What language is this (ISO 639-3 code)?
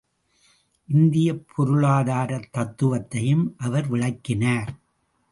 tam